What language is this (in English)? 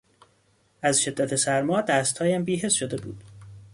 Persian